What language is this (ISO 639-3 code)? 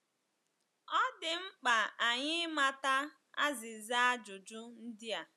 ibo